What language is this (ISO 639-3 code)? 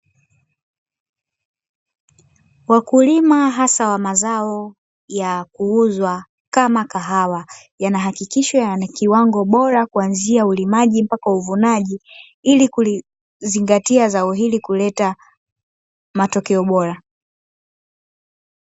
swa